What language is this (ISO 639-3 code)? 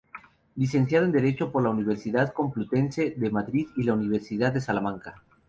spa